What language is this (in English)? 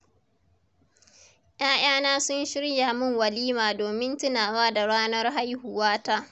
Hausa